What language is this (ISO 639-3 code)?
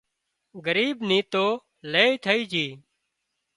kxp